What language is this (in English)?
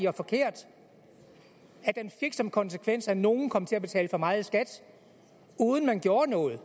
Danish